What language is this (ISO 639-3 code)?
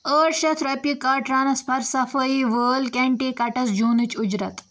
kas